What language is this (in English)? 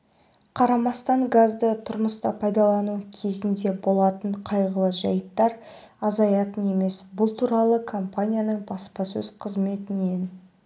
Kazakh